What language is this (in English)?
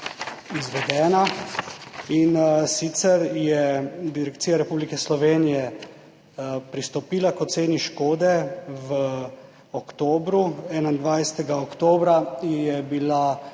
Slovenian